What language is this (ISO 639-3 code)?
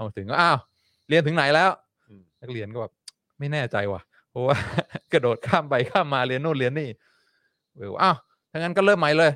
tha